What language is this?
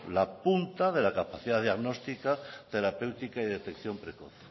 Spanish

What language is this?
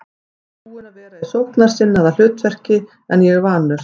Icelandic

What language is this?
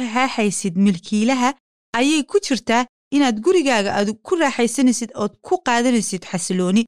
Swahili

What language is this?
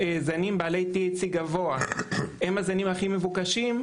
Hebrew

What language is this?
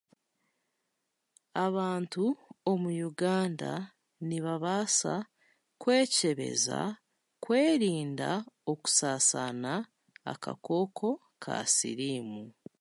Chiga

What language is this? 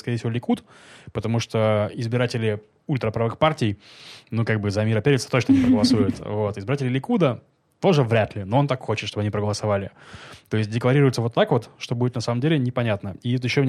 Russian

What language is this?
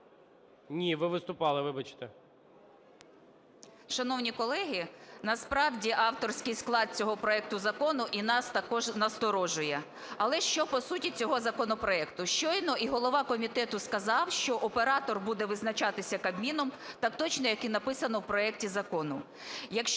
Ukrainian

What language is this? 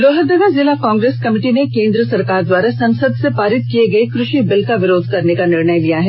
Hindi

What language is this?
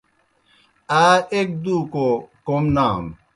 Kohistani Shina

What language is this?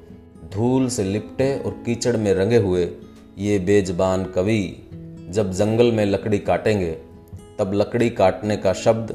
Hindi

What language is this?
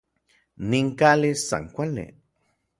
Orizaba Nahuatl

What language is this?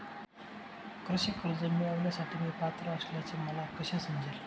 Marathi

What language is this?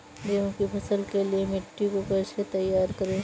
Hindi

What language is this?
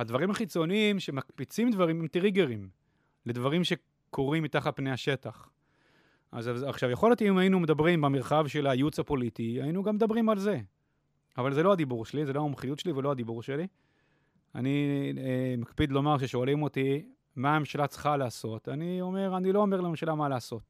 Hebrew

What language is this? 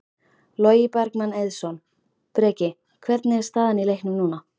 Icelandic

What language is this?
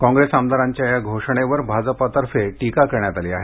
Marathi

